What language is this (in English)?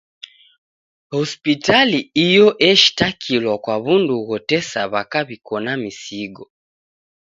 Taita